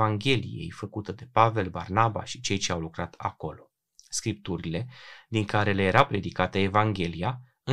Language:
Romanian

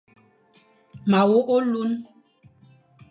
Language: Fang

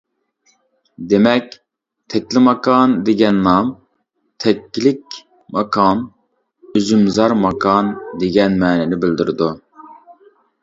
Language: Uyghur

